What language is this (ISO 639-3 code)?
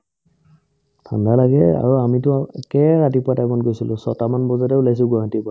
asm